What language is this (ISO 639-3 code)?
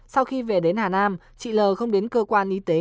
vie